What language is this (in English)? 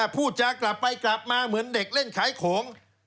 Thai